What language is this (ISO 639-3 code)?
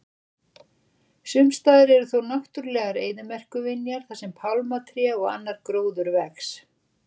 isl